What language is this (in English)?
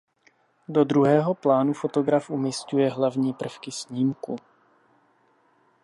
Czech